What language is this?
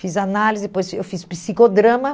Portuguese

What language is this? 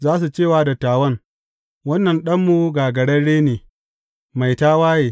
Hausa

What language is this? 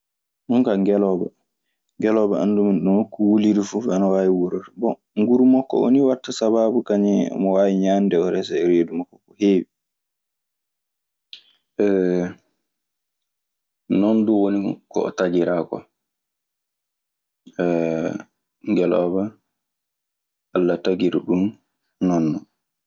Maasina Fulfulde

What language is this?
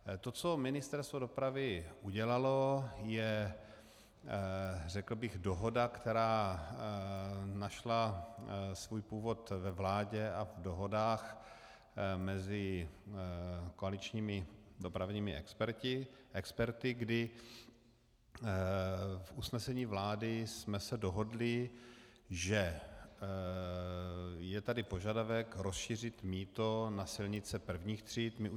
Czech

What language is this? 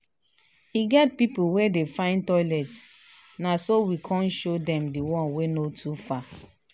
Nigerian Pidgin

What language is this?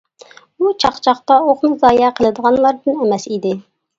Uyghur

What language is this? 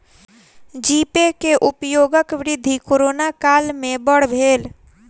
Maithili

